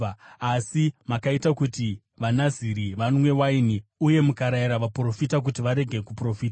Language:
Shona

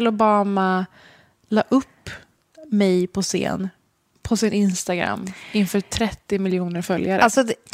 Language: Swedish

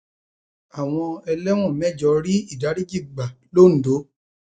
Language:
Yoruba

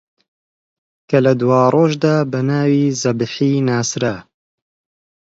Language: Central Kurdish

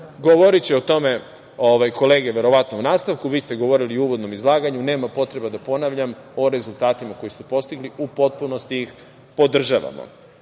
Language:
Serbian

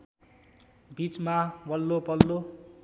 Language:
Nepali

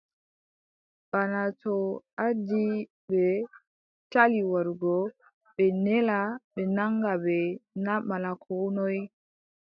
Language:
Adamawa Fulfulde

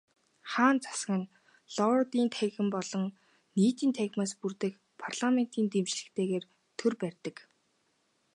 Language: Mongolian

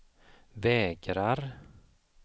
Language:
Swedish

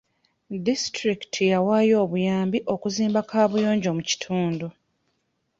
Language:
Ganda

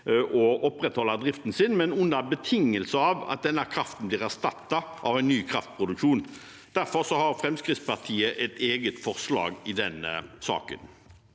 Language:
Norwegian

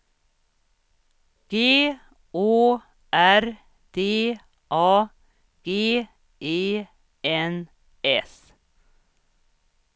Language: Swedish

